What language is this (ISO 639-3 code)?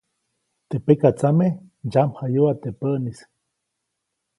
zoc